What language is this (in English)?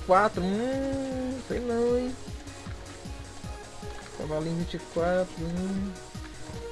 Portuguese